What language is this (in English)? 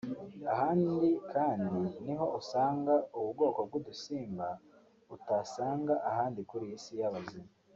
Kinyarwanda